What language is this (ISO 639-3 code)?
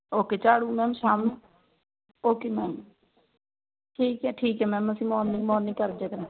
pan